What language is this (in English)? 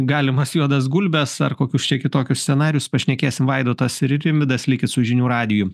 Lithuanian